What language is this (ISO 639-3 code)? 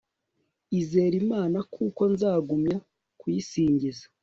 kin